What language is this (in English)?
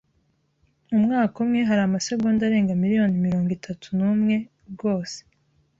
Kinyarwanda